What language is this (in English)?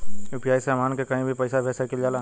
Bhojpuri